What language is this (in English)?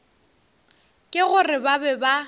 Northern Sotho